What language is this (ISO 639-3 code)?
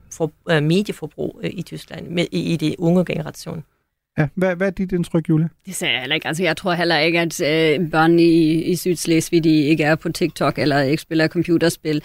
dan